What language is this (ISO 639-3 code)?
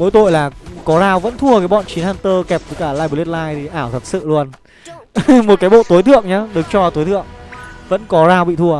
vie